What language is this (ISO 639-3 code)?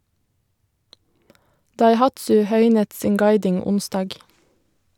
nor